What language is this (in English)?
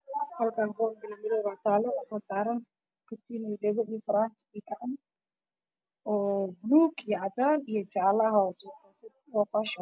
Somali